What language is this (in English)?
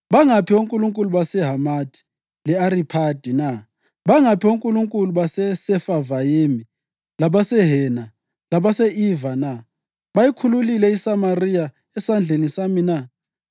North Ndebele